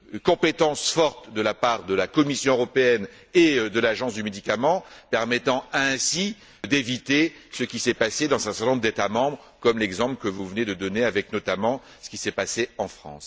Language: French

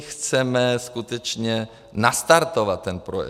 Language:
Czech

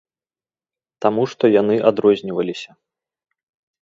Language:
Belarusian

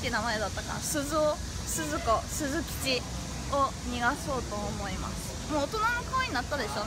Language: Japanese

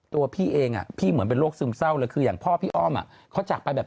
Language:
Thai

